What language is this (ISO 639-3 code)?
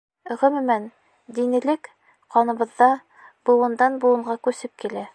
bak